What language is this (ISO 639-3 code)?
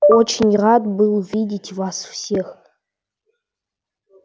rus